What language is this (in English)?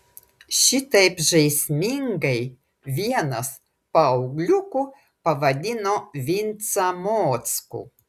Lithuanian